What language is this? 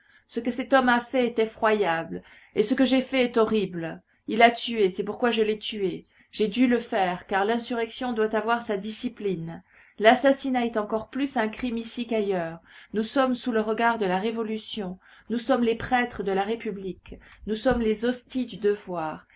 French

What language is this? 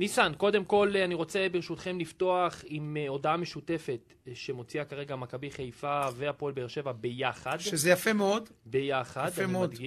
Hebrew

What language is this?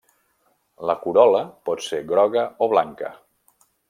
Catalan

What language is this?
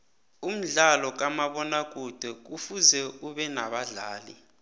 South Ndebele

